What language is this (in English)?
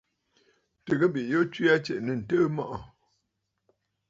Bafut